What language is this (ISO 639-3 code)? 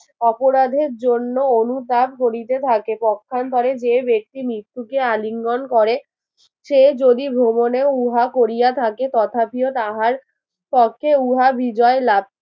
ben